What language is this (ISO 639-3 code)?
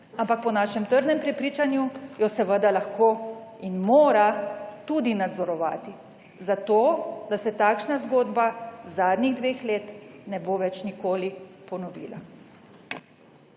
slv